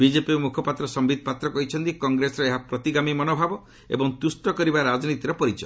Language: Odia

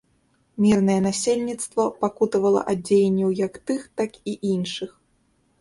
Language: Belarusian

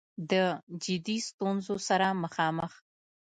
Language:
Pashto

